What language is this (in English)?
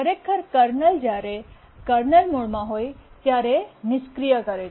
Gujarati